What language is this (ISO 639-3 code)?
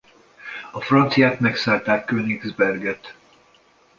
hun